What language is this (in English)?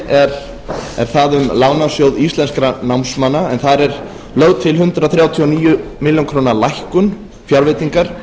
Icelandic